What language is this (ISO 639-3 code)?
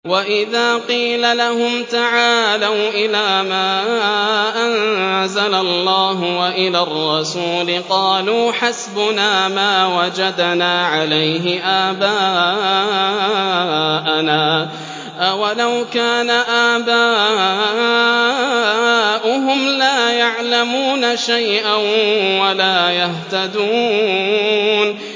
ara